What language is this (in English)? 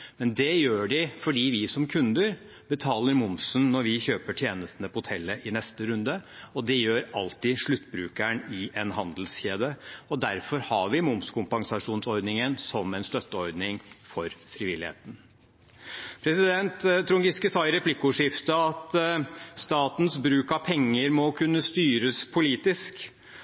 Norwegian Bokmål